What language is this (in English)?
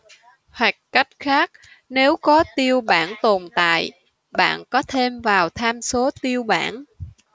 Vietnamese